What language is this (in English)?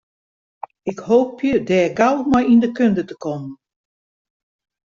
Western Frisian